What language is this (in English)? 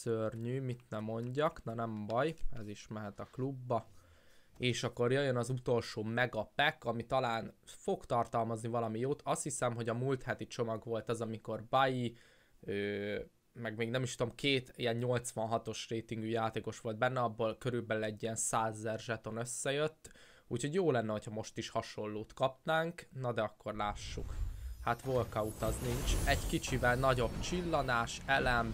Hungarian